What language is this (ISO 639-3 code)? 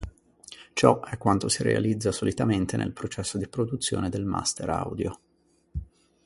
ita